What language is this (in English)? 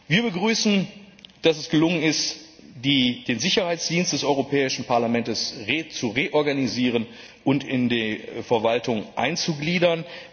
German